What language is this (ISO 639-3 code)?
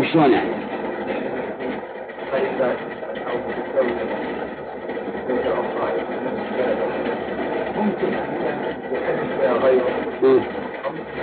ara